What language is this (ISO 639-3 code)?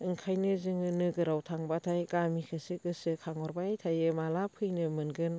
brx